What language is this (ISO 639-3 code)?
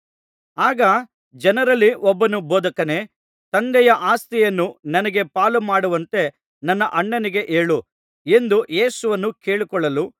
kan